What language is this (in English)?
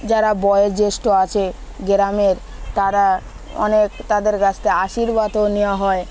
Bangla